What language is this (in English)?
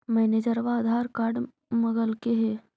Magahi